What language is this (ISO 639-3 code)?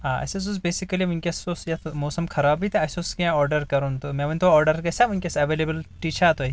kas